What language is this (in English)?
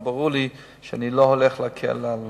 Hebrew